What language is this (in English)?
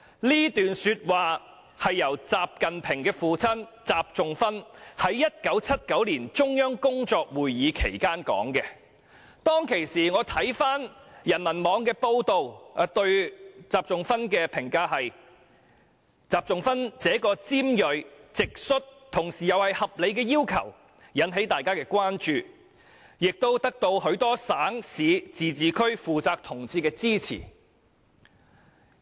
Cantonese